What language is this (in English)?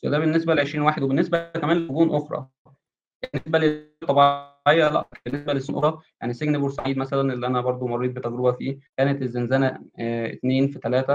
Arabic